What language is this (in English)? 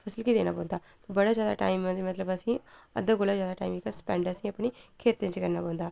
Dogri